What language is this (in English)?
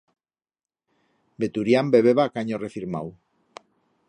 Aragonese